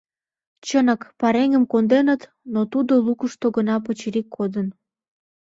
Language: Mari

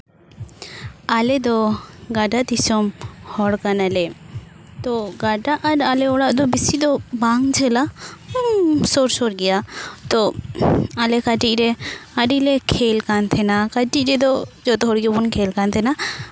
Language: Santali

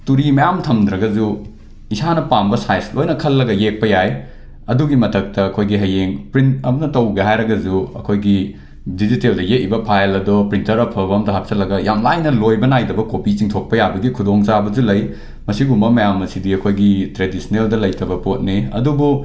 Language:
Manipuri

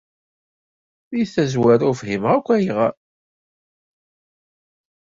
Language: Kabyle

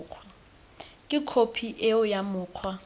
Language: Tswana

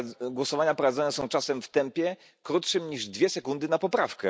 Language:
Polish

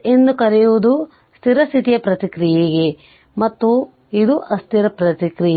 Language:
Kannada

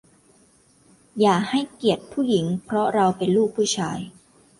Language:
Thai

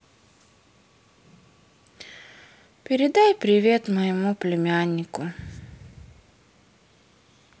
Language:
Russian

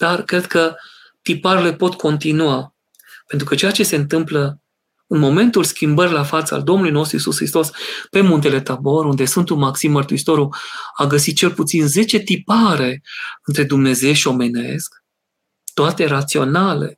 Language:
Romanian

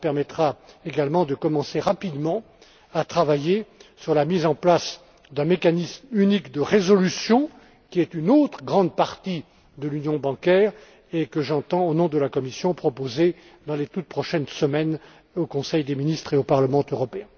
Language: French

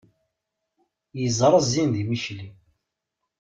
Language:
Kabyle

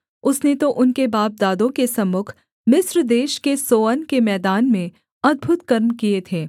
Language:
Hindi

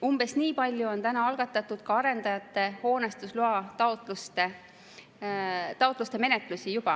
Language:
Estonian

